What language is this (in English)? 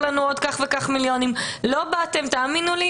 Hebrew